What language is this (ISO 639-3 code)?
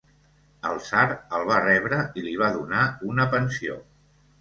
cat